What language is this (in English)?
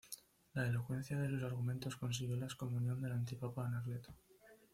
Spanish